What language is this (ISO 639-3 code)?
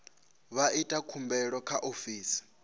ven